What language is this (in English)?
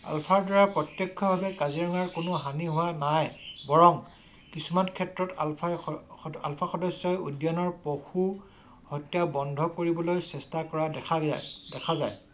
Assamese